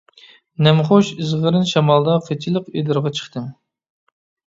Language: Uyghur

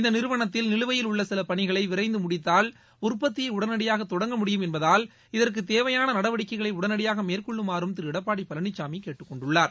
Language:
Tamil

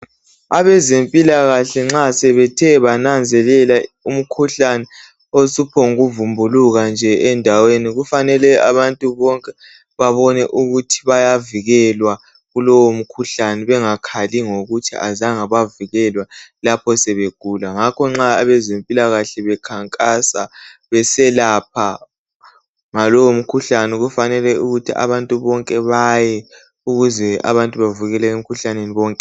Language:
North Ndebele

